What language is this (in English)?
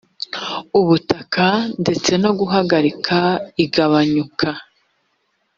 Kinyarwanda